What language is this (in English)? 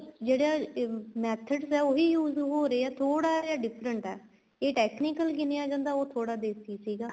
Punjabi